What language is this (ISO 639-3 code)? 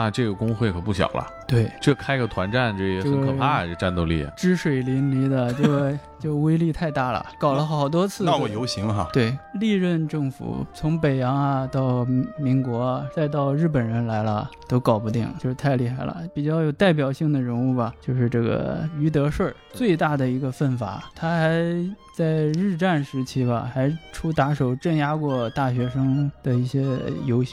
zho